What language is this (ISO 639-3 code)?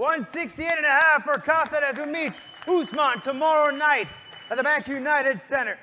eng